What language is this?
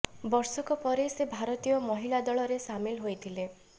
Odia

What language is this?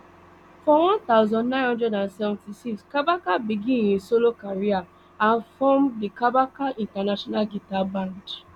Nigerian Pidgin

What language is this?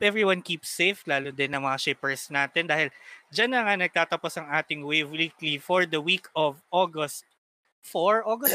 Filipino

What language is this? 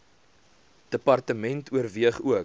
Afrikaans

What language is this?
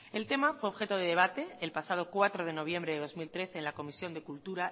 Spanish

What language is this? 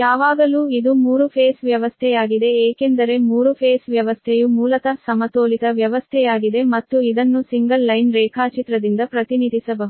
Kannada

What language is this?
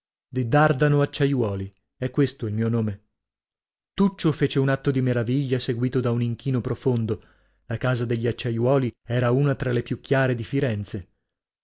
Italian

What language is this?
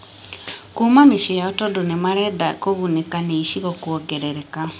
Kikuyu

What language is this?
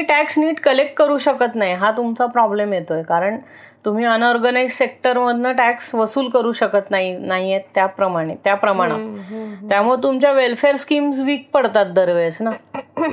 Marathi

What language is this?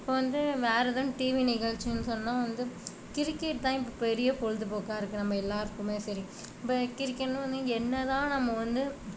Tamil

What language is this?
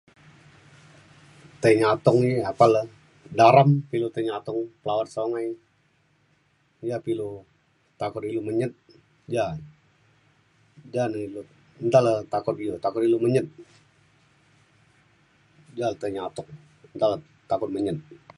Mainstream Kenyah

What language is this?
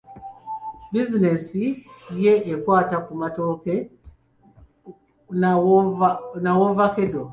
Ganda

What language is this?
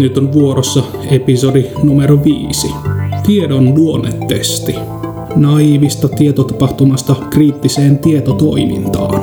Finnish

